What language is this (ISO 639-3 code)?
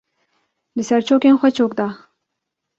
kur